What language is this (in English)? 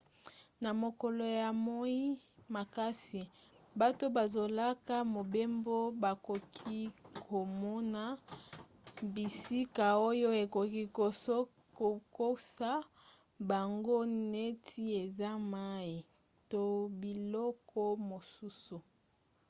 Lingala